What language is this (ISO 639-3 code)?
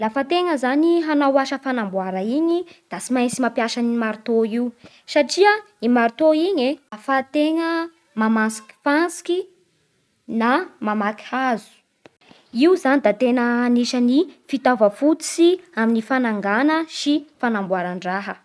bhr